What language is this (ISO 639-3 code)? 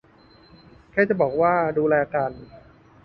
tha